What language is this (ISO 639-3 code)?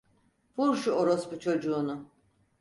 tur